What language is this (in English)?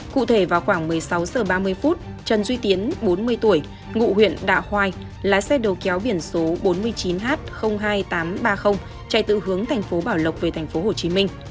Vietnamese